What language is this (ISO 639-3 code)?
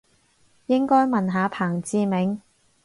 yue